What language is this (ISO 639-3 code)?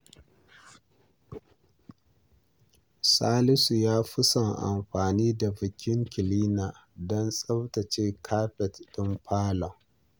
hau